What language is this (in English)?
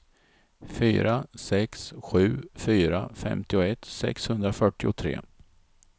Swedish